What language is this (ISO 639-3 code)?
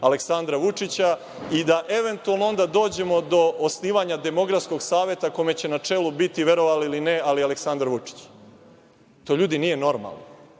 srp